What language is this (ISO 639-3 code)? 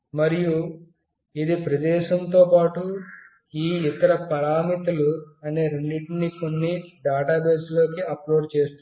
tel